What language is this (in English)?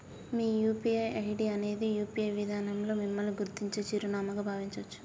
Telugu